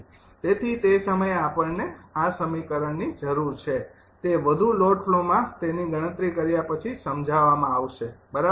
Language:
Gujarati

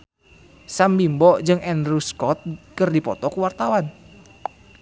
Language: Sundanese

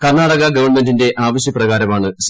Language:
Malayalam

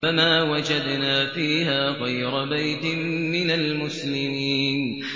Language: Arabic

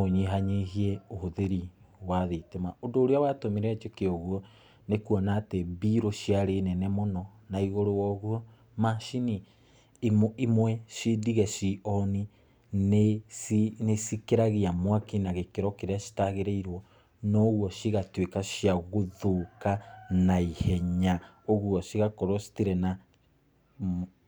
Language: Kikuyu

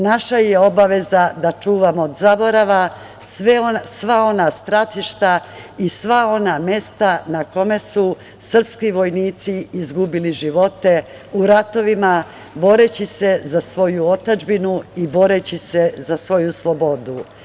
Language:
Serbian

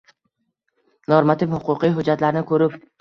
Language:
Uzbek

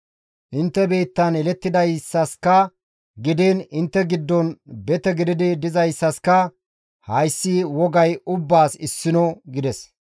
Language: Gamo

